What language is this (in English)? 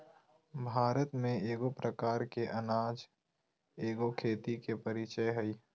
Magahi